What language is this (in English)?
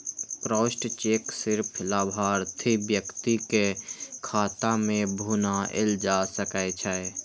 Maithili